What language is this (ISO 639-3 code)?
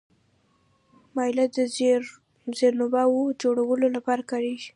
pus